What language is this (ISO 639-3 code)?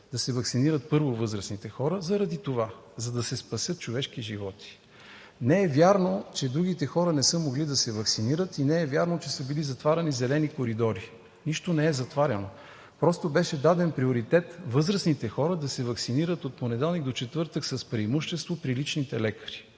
bul